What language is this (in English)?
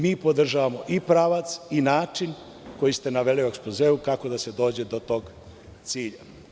Serbian